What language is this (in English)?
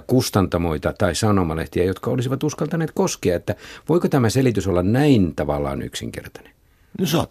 Finnish